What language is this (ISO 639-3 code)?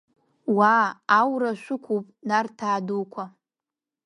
abk